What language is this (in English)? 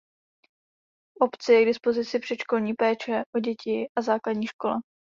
Czech